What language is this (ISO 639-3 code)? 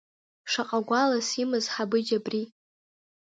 abk